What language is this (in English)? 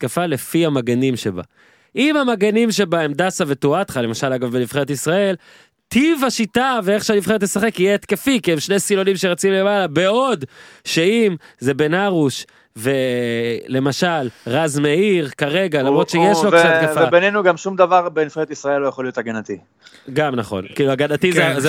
Hebrew